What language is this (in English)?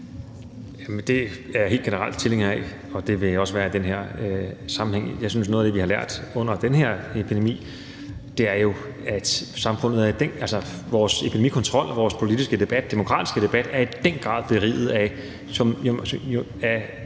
Danish